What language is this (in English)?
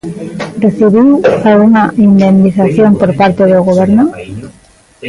Galician